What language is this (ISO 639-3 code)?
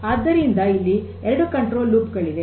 kan